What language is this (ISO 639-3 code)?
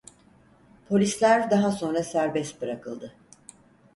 tur